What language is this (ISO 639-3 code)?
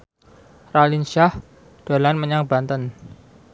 jav